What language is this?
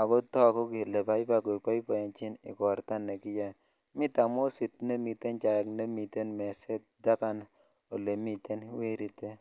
Kalenjin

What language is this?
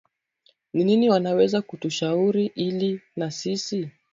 Swahili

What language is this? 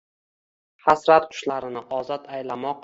Uzbek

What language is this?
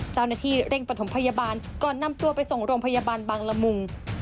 Thai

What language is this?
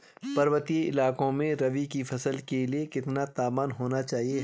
Hindi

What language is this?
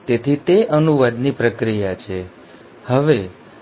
Gujarati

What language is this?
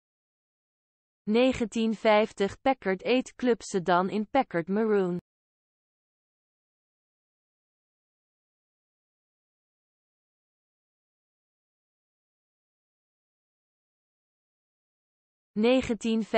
Dutch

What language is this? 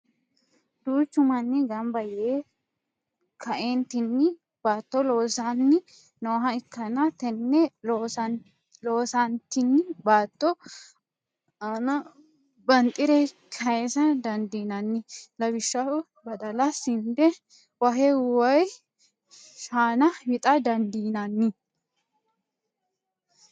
Sidamo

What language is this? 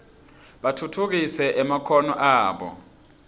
Swati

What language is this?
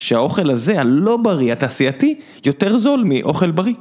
Hebrew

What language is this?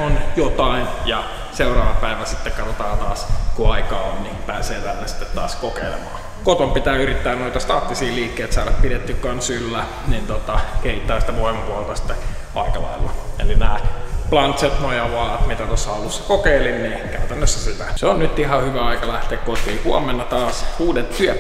Finnish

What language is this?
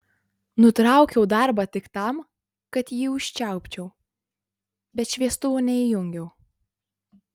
Lithuanian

